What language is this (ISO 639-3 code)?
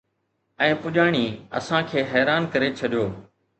snd